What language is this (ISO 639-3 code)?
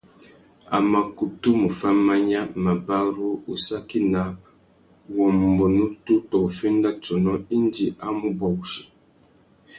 bag